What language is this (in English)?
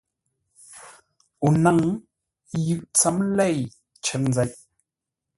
Ngombale